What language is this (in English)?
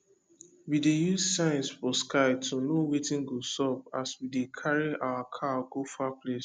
Nigerian Pidgin